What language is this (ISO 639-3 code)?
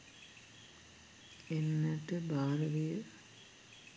sin